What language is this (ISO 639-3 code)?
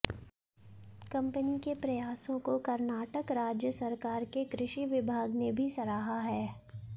hin